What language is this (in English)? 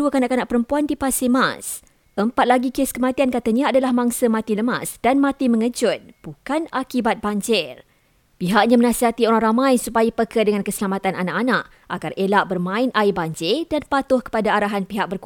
Malay